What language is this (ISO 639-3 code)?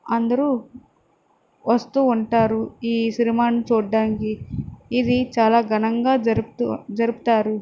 tel